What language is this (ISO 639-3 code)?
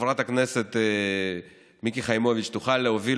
heb